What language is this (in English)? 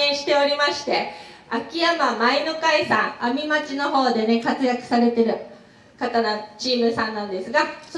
Japanese